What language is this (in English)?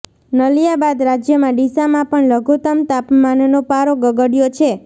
Gujarati